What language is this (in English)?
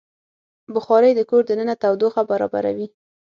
Pashto